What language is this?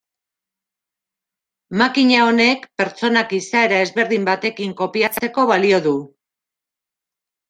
Basque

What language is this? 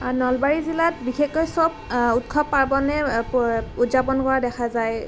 Assamese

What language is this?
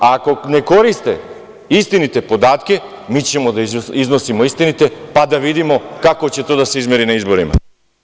Serbian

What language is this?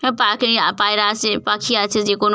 Bangla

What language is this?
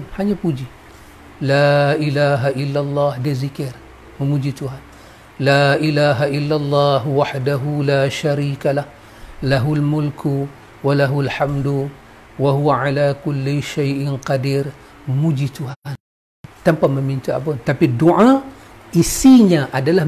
Malay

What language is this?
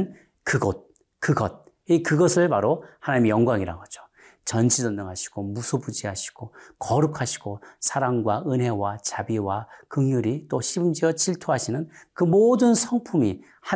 Korean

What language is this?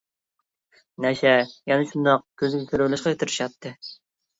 Uyghur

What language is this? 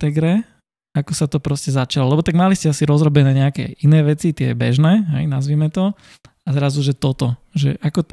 Slovak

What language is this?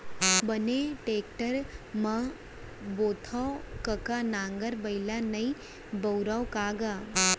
Chhattisgarhi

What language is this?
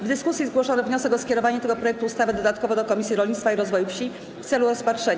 Polish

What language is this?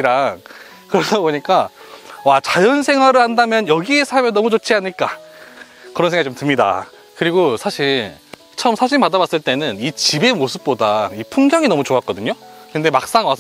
Korean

